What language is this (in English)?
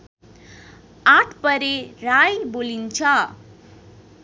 Nepali